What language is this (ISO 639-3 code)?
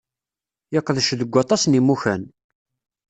kab